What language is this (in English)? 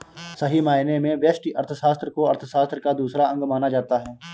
Hindi